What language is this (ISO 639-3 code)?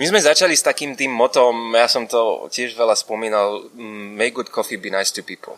ces